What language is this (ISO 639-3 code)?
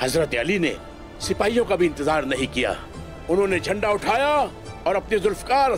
hin